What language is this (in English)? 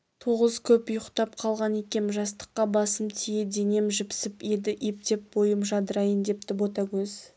Kazakh